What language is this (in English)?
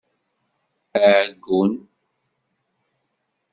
Kabyle